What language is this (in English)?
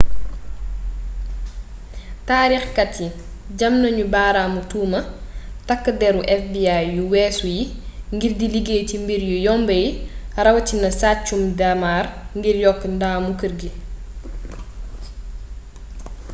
Wolof